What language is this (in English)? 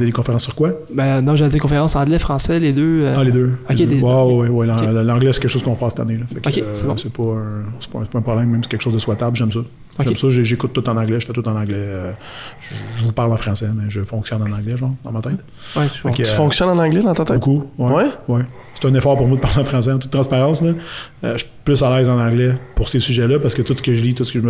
French